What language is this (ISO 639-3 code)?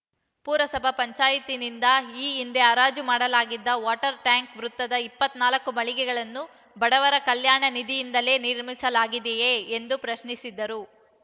kan